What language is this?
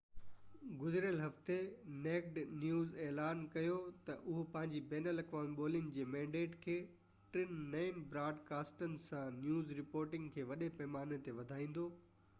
Sindhi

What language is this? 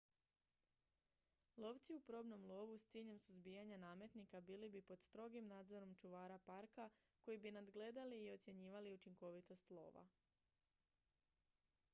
Croatian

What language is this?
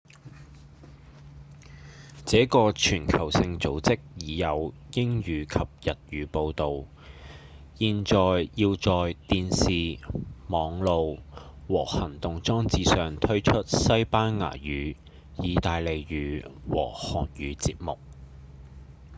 Cantonese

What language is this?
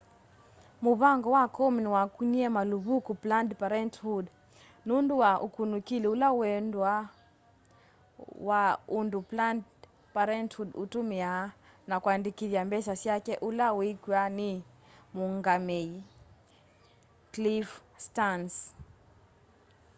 Kamba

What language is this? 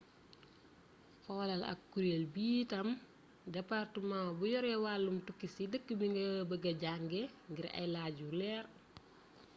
Wolof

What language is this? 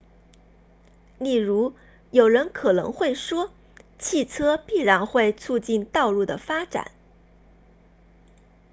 Chinese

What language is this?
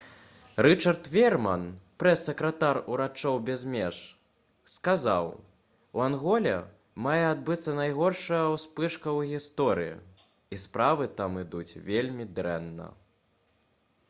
Belarusian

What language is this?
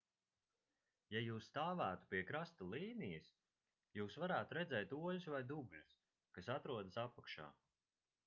Latvian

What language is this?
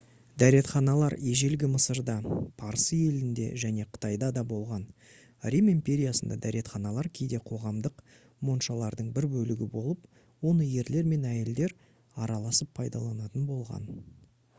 Kazakh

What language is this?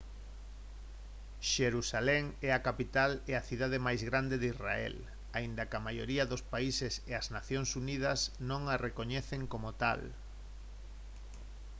Galician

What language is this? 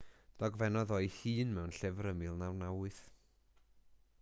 Welsh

